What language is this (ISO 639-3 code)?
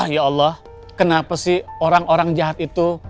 ind